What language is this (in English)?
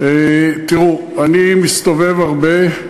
Hebrew